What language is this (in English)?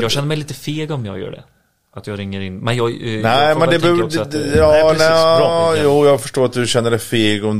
Swedish